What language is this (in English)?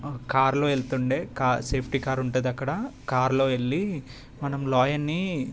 Telugu